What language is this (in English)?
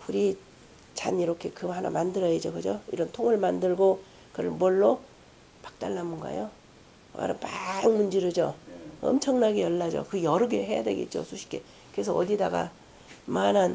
Korean